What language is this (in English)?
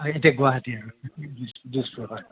Assamese